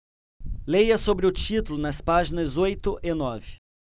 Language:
Portuguese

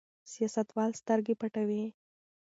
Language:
Pashto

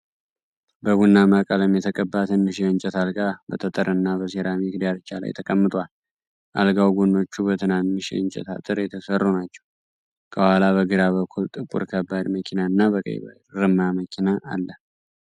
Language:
Amharic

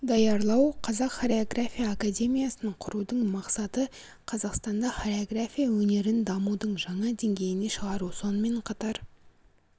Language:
Kazakh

